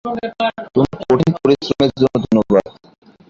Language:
Bangla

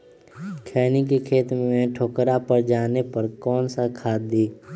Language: Magahi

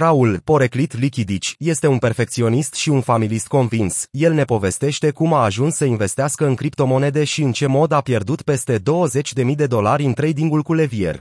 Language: Romanian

